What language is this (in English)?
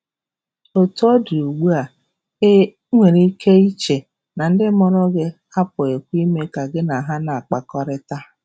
Igbo